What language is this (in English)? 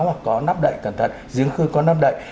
Vietnamese